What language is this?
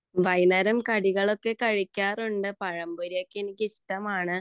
Malayalam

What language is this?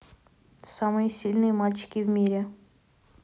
Russian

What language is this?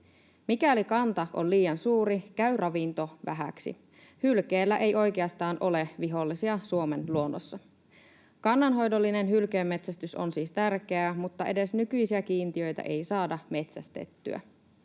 Finnish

